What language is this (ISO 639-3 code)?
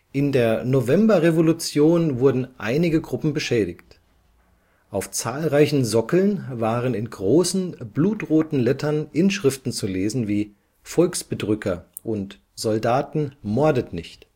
deu